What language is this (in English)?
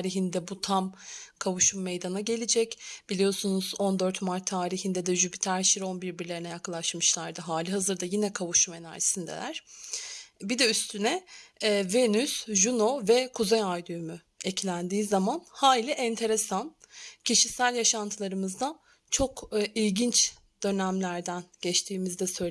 Turkish